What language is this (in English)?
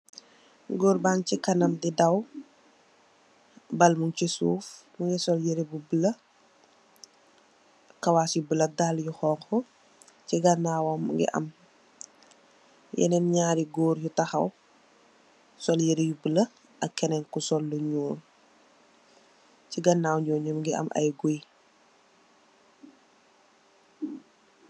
Wolof